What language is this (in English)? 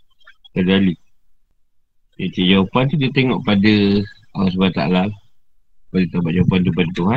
Malay